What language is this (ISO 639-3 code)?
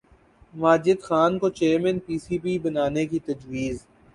urd